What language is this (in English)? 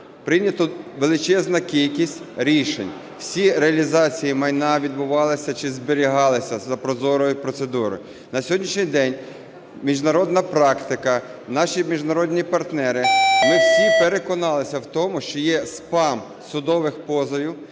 Ukrainian